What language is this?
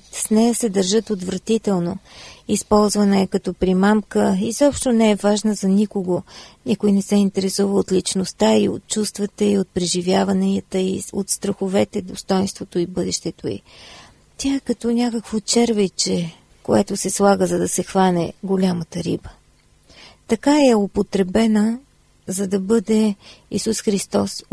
Bulgarian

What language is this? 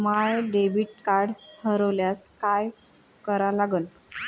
Marathi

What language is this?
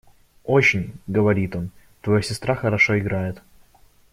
Russian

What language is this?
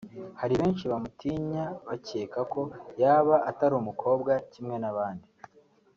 Kinyarwanda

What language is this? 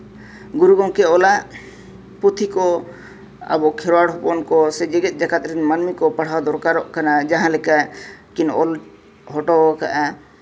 Santali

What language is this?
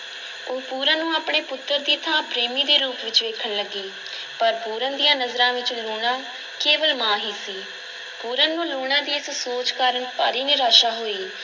Punjabi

